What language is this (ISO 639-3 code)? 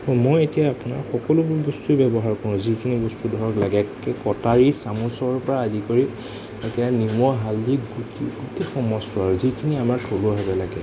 asm